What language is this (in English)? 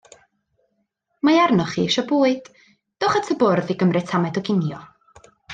Welsh